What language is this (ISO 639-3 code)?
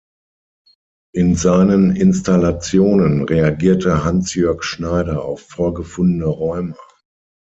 deu